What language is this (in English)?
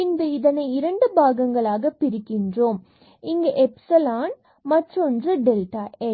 Tamil